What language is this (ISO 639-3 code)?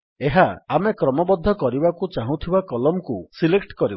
ori